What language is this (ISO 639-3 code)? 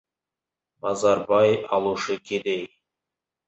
kaz